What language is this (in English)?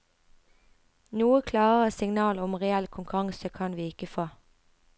Norwegian